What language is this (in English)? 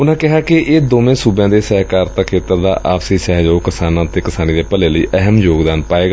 Punjabi